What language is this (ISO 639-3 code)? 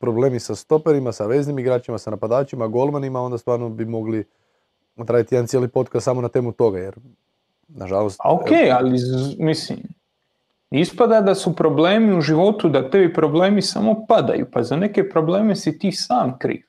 hrv